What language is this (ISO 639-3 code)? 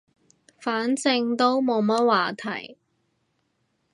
yue